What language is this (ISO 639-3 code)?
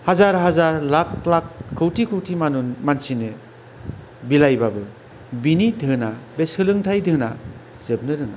brx